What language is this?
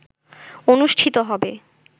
Bangla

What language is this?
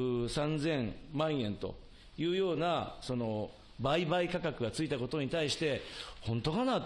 Japanese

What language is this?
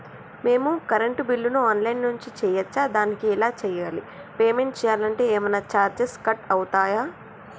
Telugu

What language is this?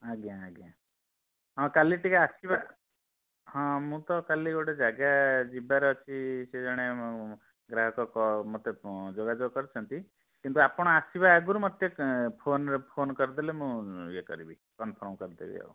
Odia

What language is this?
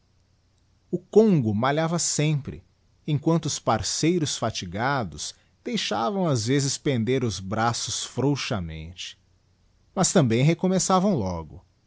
Portuguese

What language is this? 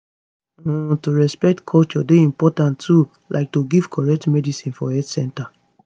Nigerian Pidgin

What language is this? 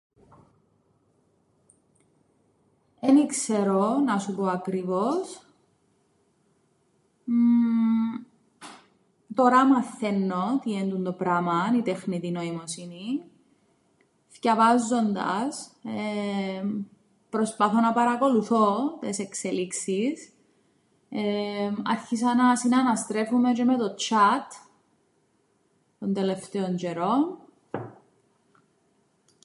Greek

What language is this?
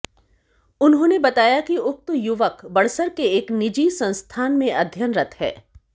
Hindi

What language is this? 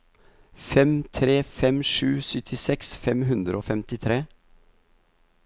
Norwegian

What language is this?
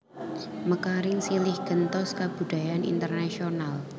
Javanese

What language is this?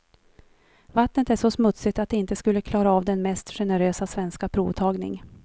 Swedish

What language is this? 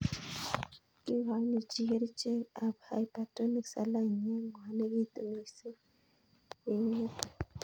Kalenjin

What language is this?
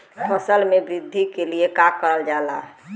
Bhojpuri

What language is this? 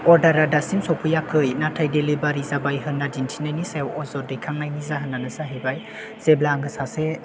Bodo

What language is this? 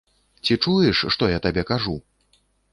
Belarusian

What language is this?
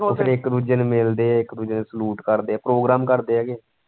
Punjabi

